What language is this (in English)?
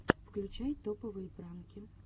Russian